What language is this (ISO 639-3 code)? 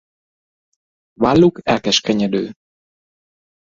hun